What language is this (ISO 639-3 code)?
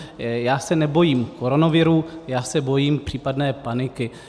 ces